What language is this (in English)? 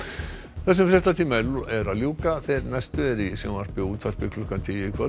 Icelandic